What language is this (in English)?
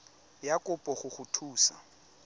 Tswana